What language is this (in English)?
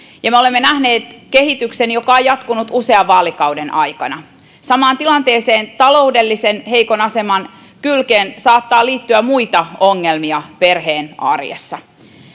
Finnish